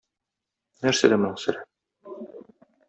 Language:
Tatar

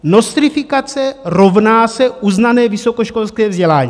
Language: Czech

